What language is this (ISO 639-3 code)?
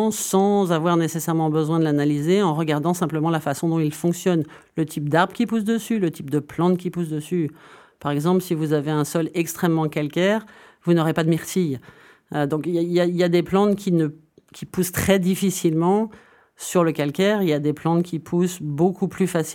fra